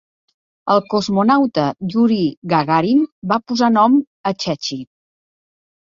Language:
Catalan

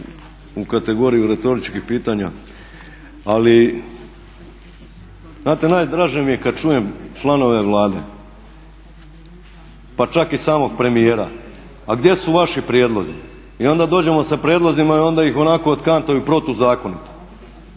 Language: Croatian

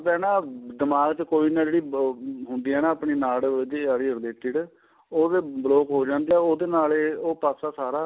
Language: Punjabi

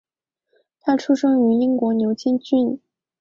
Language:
Chinese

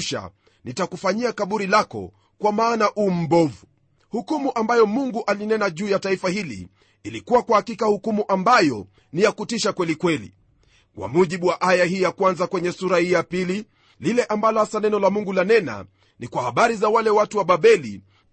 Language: Swahili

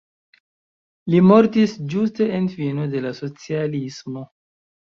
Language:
Esperanto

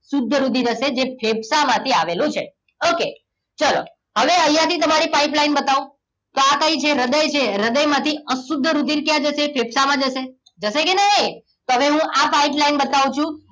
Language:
Gujarati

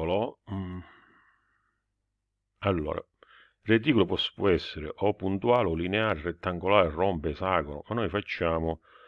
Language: Italian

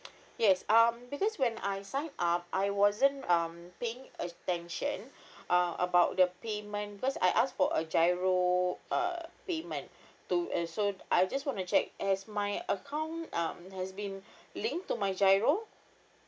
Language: English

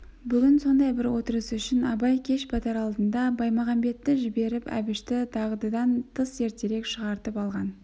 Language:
Kazakh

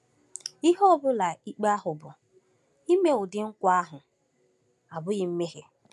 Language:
Igbo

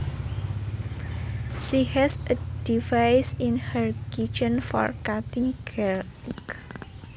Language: Javanese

